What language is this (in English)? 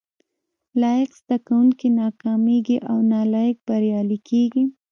Pashto